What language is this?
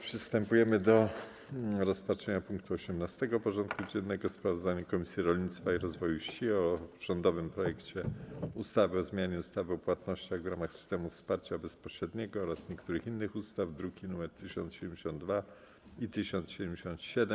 Polish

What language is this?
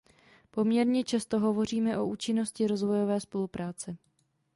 Czech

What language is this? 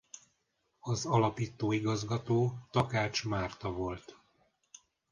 Hungarian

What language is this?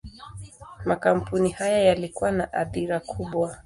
Swahili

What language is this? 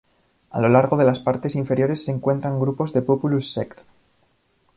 Spanish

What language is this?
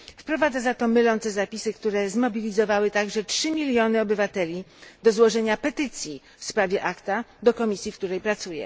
Polish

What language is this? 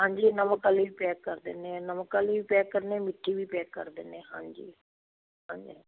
Punjabi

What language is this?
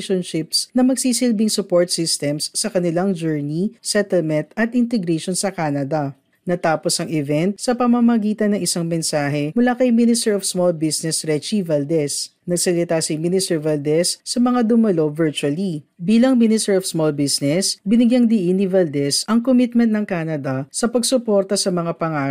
Filipino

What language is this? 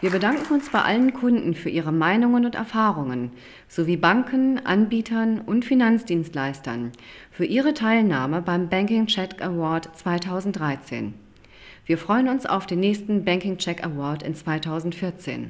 German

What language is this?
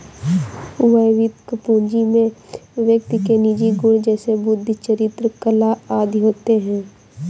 Hindi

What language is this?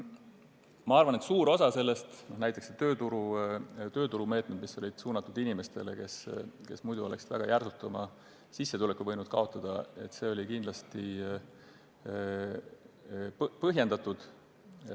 Estonian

